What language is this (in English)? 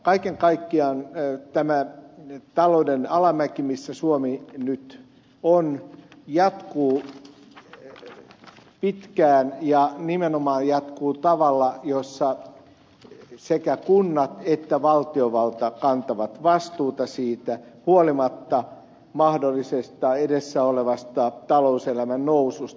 Finnish